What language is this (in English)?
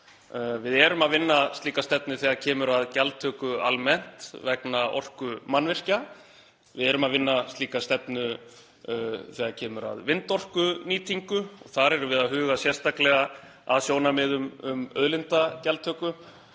Icelandic